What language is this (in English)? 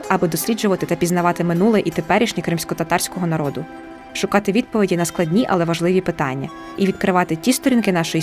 Ukrainian